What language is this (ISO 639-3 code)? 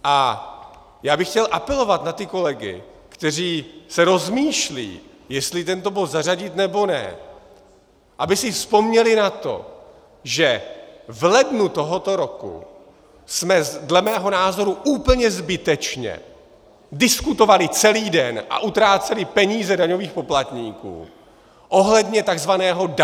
ces